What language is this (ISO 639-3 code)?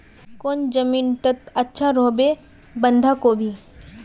mag